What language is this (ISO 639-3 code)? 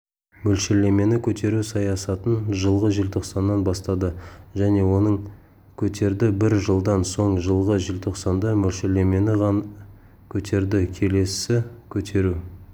kaz